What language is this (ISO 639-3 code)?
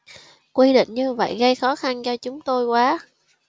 vie